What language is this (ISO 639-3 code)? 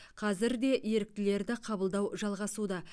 kaz